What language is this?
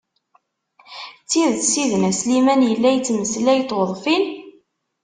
Kabyle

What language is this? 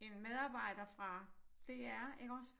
Danish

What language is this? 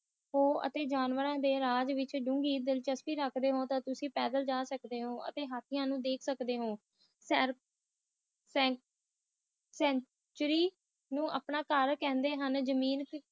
Punjabi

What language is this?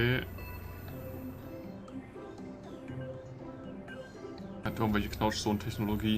German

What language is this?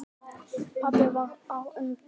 Icelandic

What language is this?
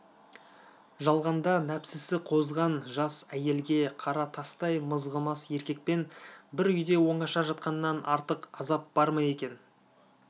Kazakh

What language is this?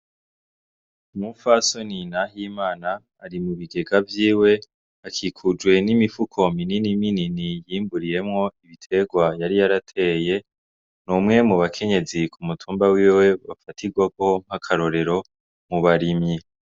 Rundi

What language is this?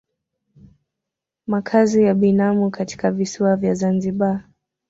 Swahili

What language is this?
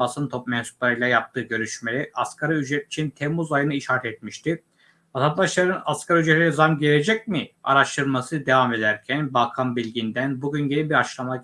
Turkish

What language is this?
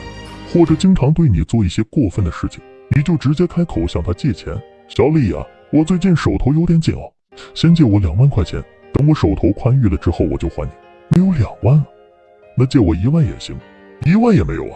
Chinese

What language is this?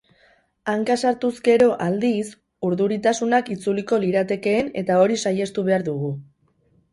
Basque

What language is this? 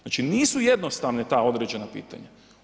Croatian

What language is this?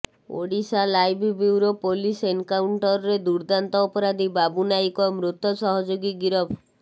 Odia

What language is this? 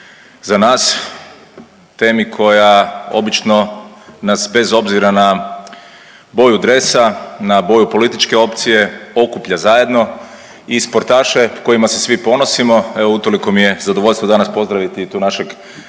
Croatian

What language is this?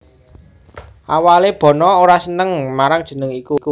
Javanese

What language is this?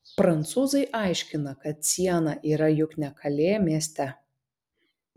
Lithuanian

